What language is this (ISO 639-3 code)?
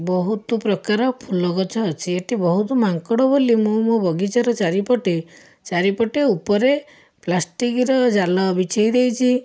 ori